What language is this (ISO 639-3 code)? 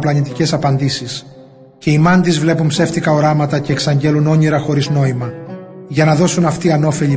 ell